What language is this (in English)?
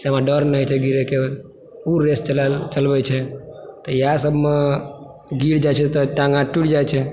Maithili